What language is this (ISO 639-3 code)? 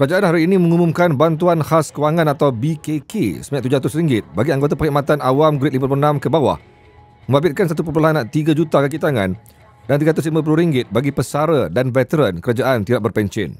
msa